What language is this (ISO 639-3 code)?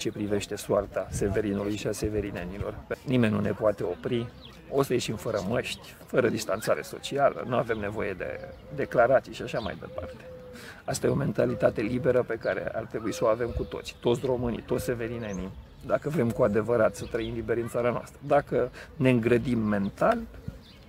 ron